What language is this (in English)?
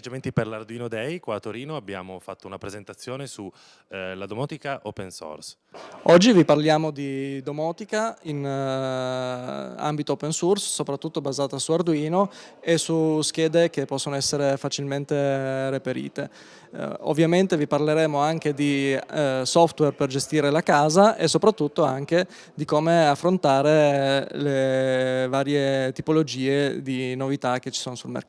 Italian